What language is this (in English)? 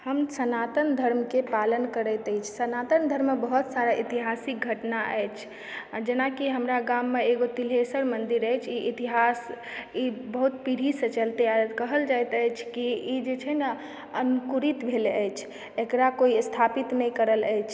Maithili